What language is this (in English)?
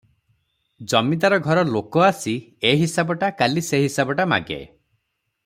Odia